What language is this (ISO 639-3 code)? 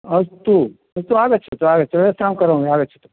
san